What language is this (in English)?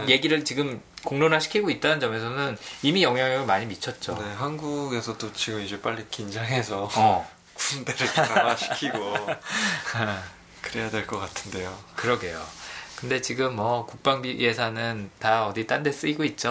Korean